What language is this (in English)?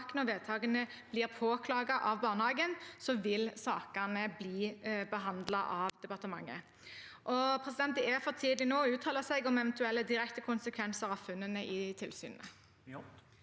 Norwegian